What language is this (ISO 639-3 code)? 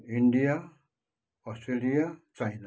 nep